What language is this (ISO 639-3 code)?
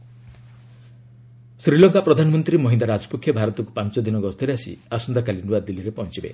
ori